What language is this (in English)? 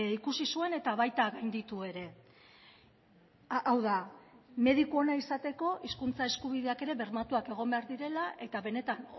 Basque